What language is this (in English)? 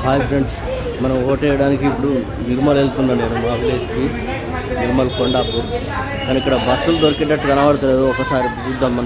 Turkish